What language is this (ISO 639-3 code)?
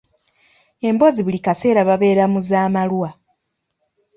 lug